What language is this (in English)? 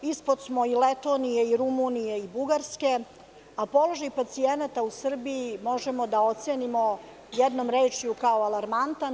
Serbian